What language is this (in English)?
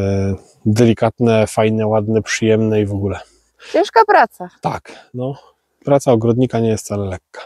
Polish